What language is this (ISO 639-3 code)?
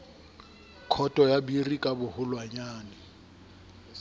sot